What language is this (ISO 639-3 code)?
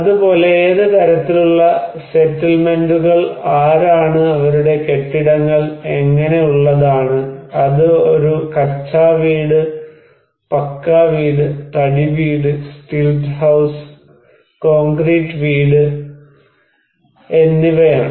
mal